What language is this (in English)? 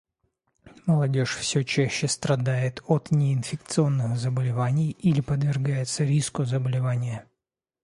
Russian